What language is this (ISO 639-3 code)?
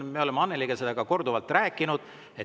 est